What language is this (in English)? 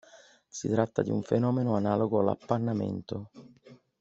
Italian